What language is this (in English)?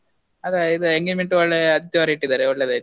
Kannada